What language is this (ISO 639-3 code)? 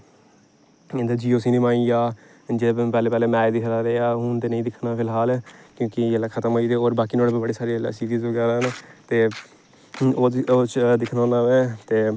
doi